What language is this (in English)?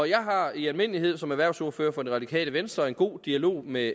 Danish